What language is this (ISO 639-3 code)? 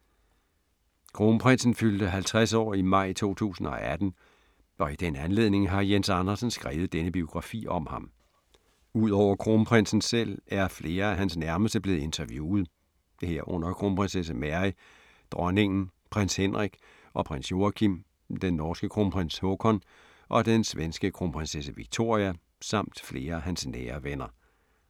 dan